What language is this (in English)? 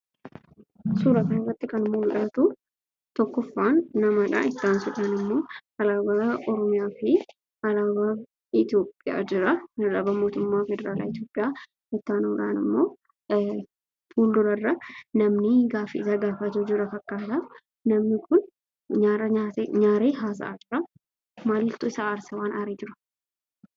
Oromo